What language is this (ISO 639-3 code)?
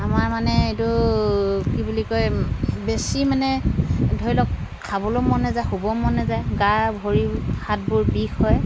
asm